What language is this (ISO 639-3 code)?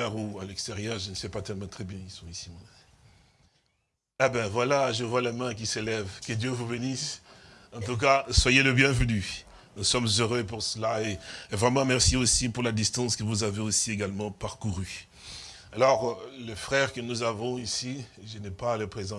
fra